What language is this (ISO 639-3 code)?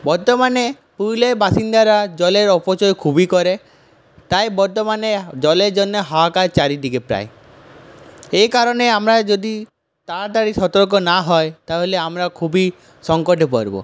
ben